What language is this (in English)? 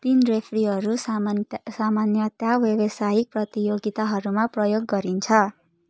Nepali